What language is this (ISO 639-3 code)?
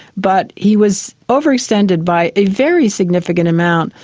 eng